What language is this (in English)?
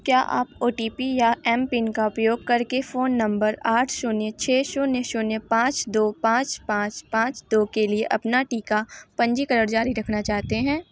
Hindi